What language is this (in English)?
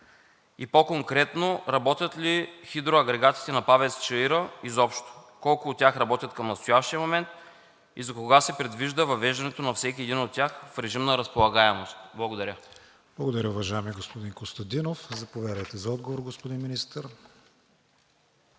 Bulgarian